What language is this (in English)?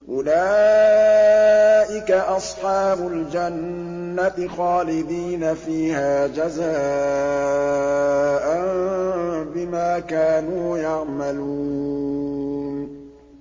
Arabic